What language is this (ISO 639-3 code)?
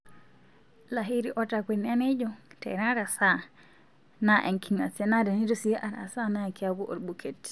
mas